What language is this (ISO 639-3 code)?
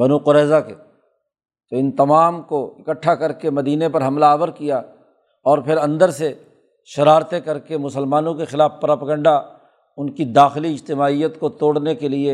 urd